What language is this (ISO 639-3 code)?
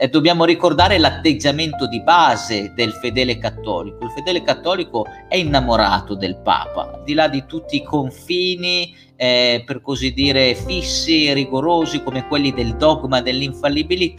ita